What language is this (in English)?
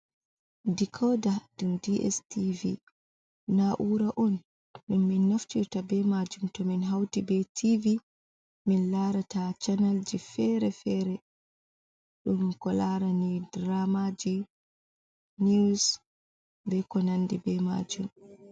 Fula